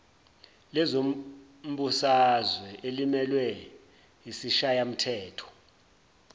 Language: Zulu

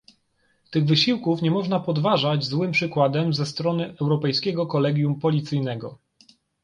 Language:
Polish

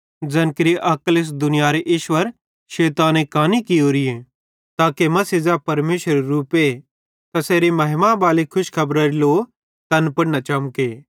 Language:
Bhadrawahi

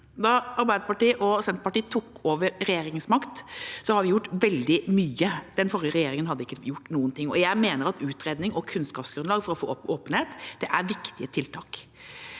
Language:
Norwegian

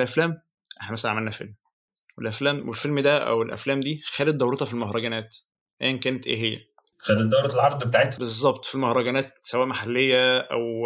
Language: Arabic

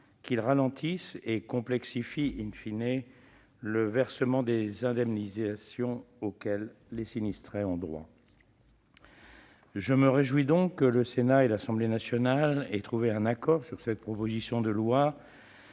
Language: French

